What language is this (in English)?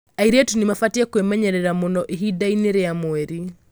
Kikuyu